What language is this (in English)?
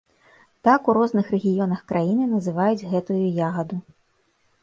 Belarusian